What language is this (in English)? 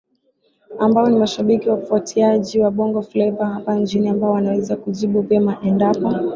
Swahili